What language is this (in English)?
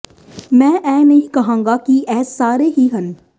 Punjabi